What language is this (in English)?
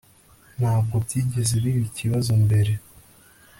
Kinyarwanda